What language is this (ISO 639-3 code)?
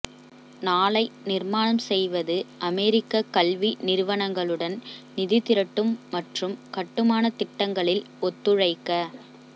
tam